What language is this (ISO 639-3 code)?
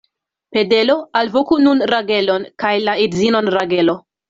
epo